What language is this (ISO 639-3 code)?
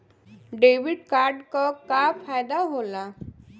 bho